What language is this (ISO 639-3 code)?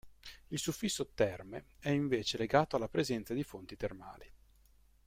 ita